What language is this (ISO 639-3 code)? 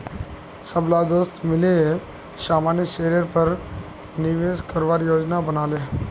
mag